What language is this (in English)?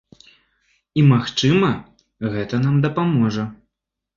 Belarusian